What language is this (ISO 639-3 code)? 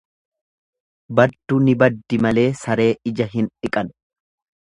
orm